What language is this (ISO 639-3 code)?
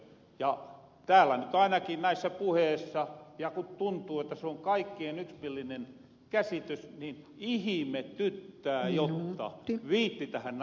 fin